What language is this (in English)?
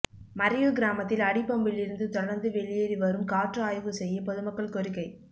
Tamil